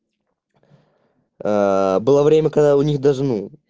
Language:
Russian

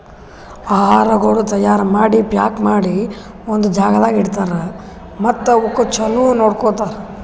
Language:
Kannada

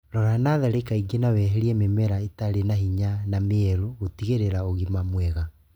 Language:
Kikuyu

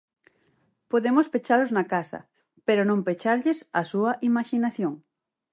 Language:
Galician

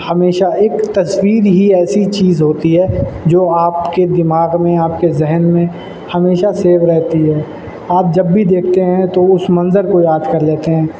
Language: Urdu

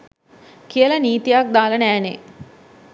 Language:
Sinhala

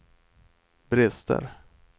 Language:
Swedish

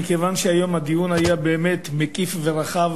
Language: Hebrew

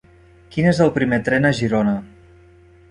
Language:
Catalan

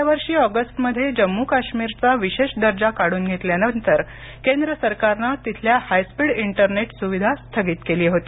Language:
Marathi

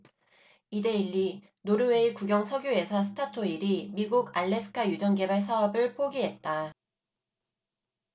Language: Korean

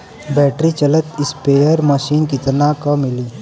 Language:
Bhojpuri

